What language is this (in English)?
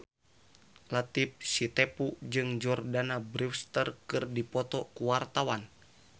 Sundanese